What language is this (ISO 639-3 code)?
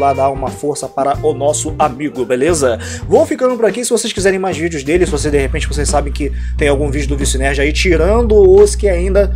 por